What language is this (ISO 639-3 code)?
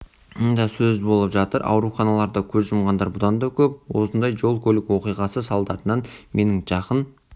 kaz